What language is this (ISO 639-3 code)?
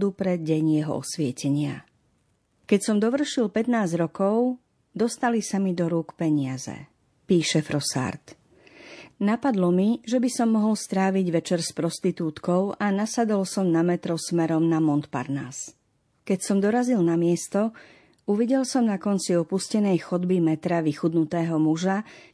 slk